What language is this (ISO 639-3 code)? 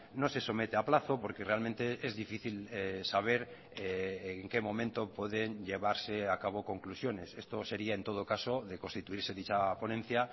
spa